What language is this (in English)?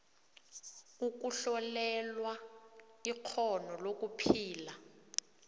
South Ndebele